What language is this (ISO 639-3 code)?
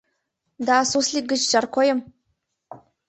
chm